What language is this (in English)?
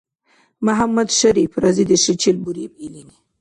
Dargwa